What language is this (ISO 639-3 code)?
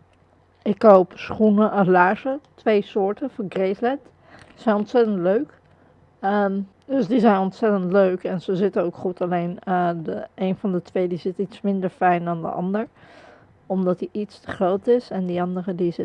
nld